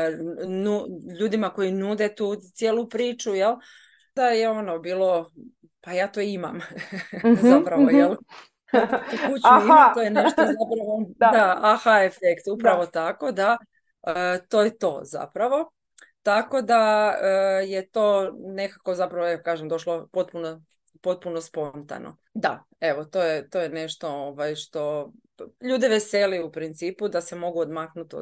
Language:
Croatian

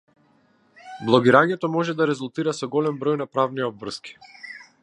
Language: Macedonian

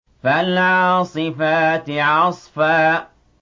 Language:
Arabic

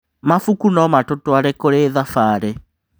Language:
Kikuyu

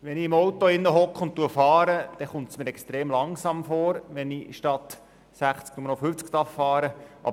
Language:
Swiss German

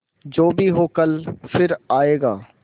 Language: Hindi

